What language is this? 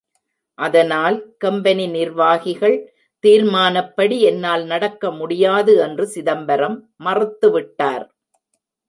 Tamil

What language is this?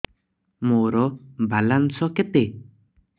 Odia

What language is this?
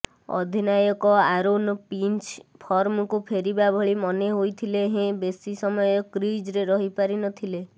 Odia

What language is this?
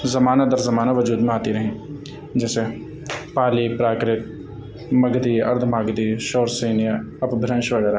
Urdu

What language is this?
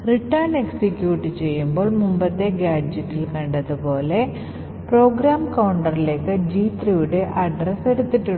Malayalam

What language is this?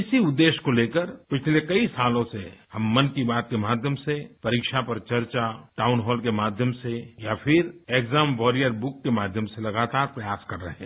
Hindi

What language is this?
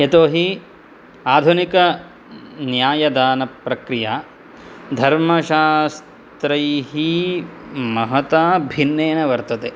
Sanskrit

